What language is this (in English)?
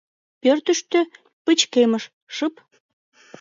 Mari